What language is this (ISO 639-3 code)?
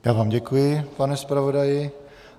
ces